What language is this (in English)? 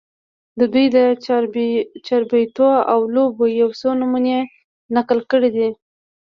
Pashto